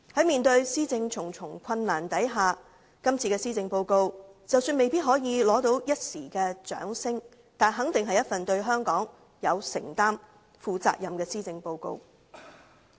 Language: Cantonese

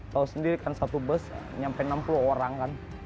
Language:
Indonesian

